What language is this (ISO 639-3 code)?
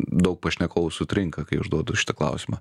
lit